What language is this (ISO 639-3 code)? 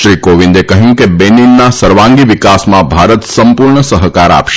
guj